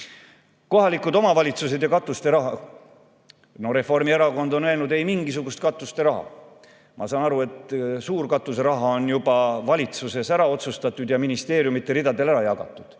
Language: Estonian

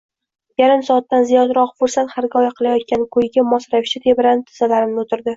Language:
Uzbek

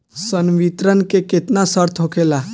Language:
Bhojpuri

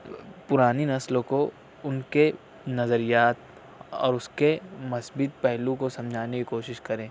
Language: Urdu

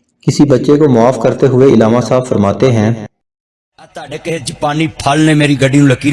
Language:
Urdu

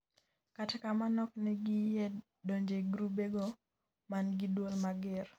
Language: Luo (Kenya and Tanzania)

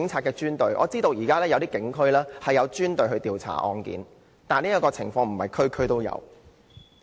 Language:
Cantonese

